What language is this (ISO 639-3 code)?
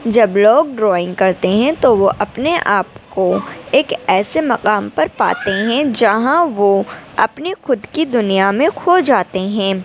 urd